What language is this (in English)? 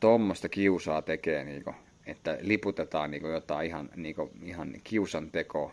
Finnish